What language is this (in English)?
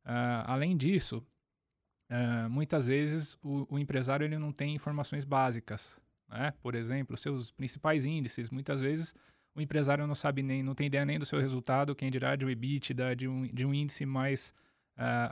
Portuguese